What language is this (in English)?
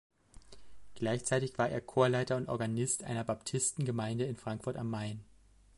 German